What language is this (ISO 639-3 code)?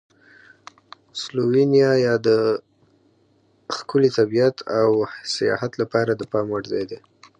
pus